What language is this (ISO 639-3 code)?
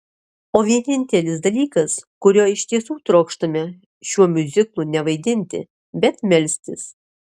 lit